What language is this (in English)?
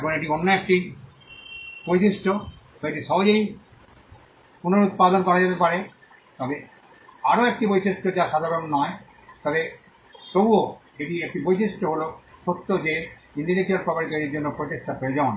Bangla